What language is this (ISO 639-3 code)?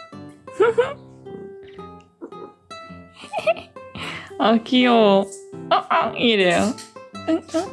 kor